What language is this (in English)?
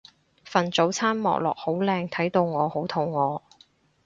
Cantonese